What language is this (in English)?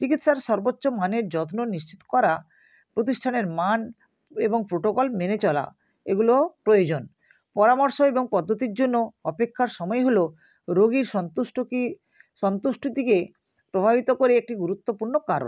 Bangla